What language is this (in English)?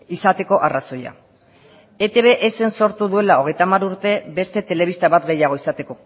Basque